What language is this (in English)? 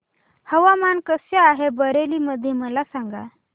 Marathi